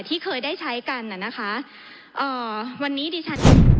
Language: Thai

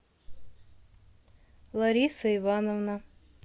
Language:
Russian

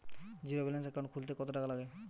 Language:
Bangla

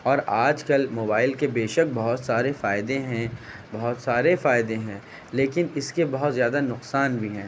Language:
Urdu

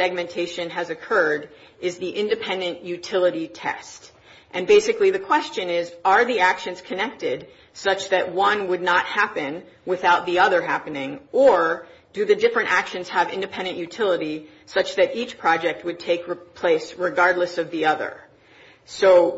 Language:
English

